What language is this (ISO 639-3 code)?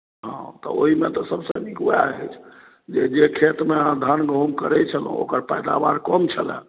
mai